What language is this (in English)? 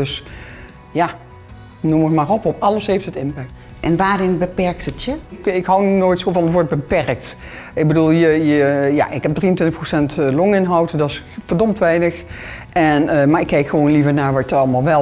Dutch